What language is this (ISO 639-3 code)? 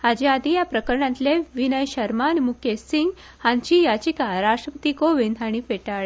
kok